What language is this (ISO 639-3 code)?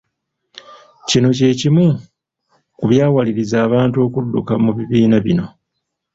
lug